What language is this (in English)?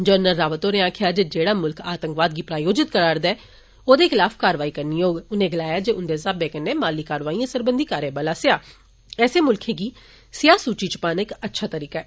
Dogri